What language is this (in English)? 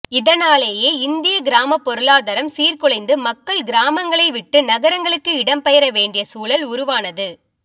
Tamil